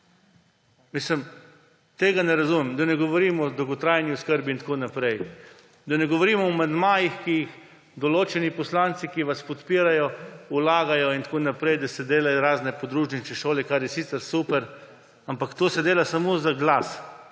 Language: Slovenian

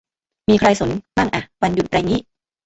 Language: Thai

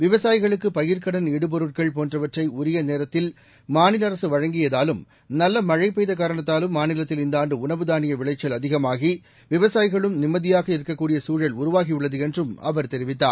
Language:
Tamil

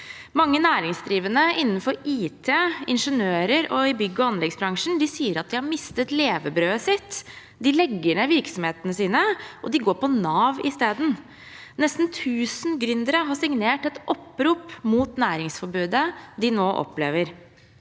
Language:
Norwegian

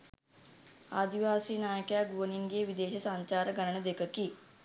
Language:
Sinhala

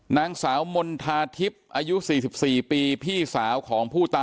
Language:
Thai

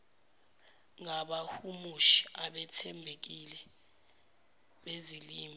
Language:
Zulu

